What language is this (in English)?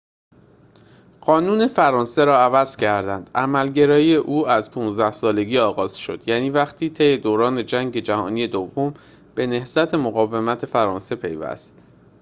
Persian